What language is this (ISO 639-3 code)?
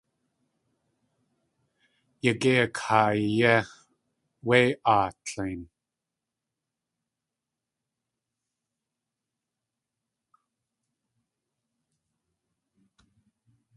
tli